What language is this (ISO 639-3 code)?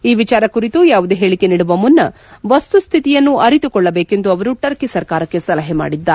kan